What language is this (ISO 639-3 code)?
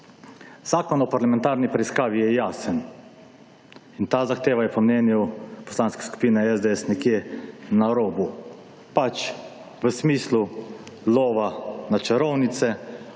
slv